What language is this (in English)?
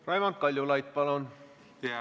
Estonian